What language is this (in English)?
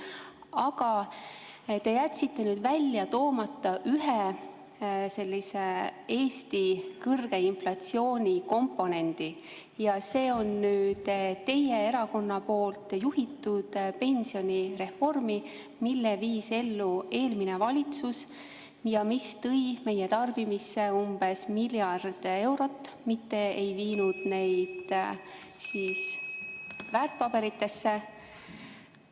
Estonian